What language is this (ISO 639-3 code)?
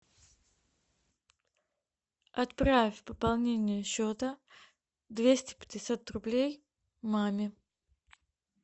rus